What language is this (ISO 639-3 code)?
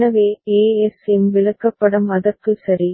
tam